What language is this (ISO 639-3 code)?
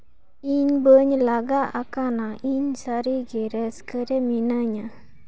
sat